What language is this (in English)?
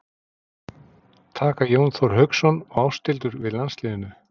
Icelandic